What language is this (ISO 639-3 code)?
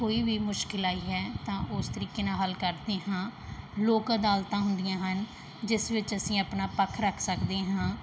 pan